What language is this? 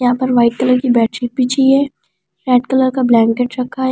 Hindi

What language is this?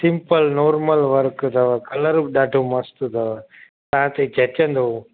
Sindhi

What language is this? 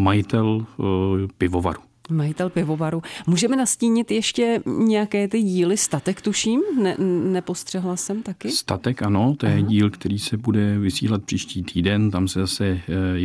Czech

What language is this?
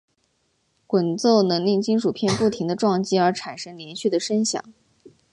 Chinese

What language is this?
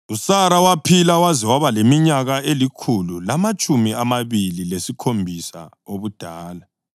North Ndebele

